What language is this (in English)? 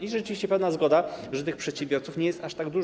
Polish